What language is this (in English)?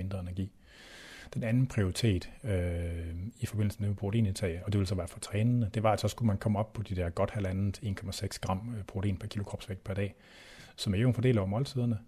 Danish